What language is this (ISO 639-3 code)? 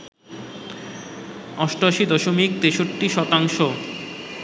ben